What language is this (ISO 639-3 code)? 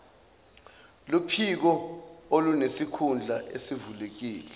zul